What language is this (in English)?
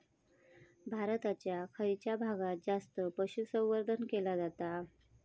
Marathi